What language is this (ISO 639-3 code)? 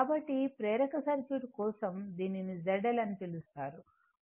tel